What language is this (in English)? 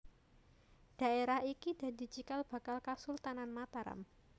Javanese